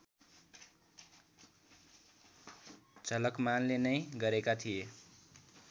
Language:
Nepali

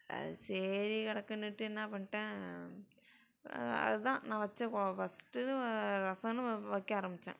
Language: Tamil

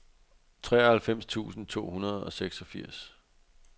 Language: Danish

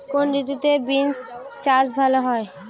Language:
Bangla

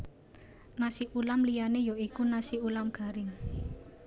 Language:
Javanese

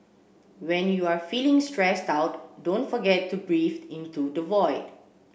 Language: English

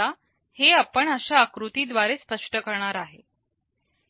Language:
Marathi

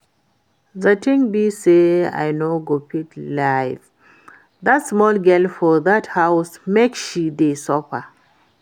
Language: Nigerian Pidgin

